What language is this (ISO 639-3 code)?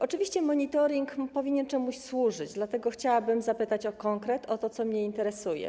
pol